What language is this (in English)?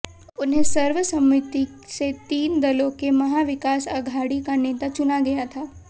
Hindi